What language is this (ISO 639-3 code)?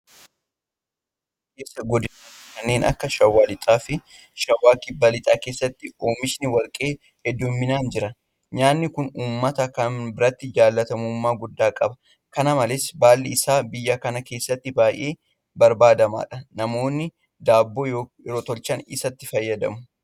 orm